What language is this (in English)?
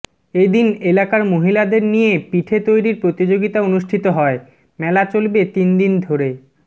Bangla